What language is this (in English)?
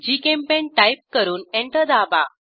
Marathi